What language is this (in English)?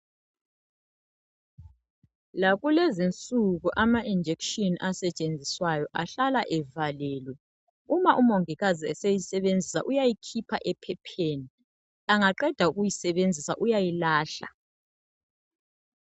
North Ndebele